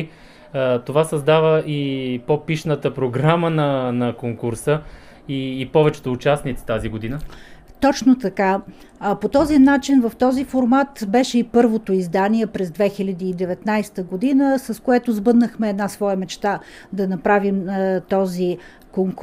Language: Bulgarian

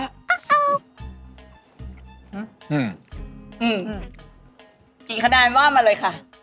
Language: Thai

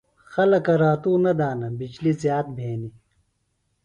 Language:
Phalura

